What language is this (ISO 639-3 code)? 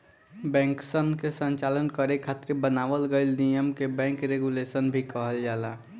bho